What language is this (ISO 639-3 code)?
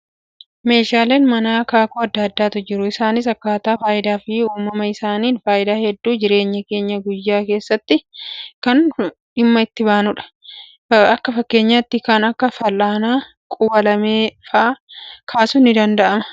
orm